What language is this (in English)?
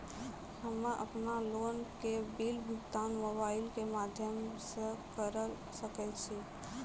Maithili